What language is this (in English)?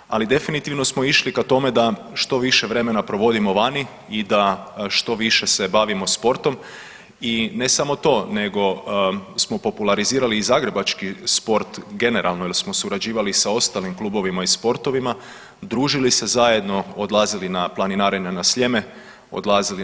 Croatian